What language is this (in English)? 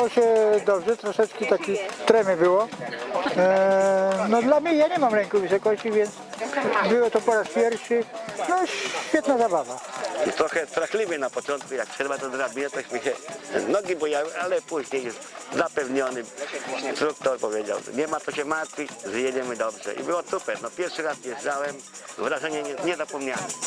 Polish